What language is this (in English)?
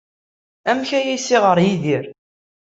Kabyle